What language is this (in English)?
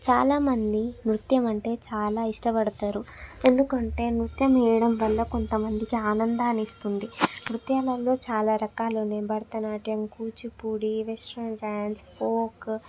Telugu